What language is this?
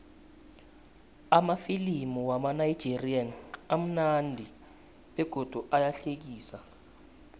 South Ndebele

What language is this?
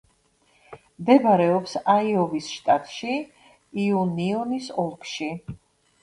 Georgian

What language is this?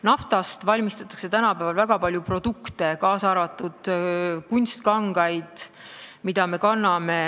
Estonian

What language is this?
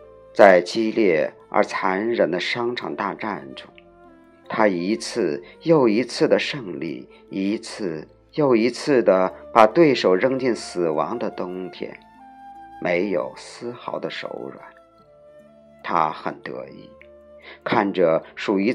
Chinese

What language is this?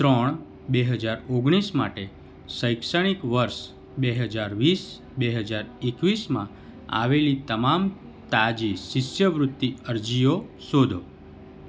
Gujarati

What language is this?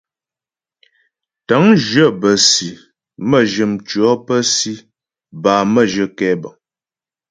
Ghomala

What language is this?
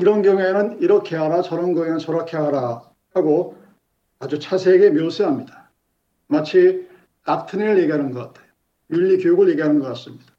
Korean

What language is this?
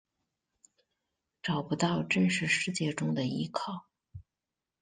Chinese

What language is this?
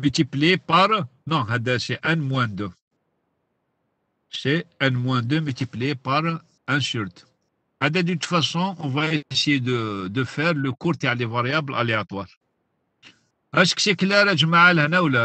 French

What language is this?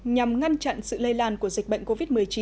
Vietnamese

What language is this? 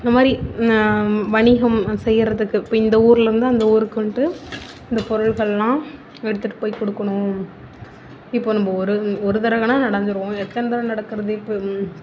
Tamil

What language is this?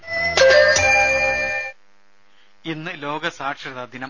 Malayalam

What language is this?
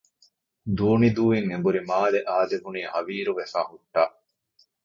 Divehi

